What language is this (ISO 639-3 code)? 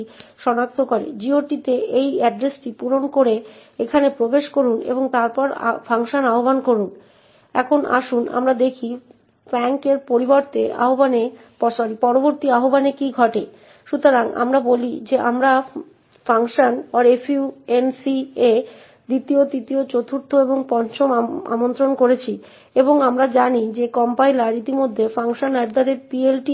ben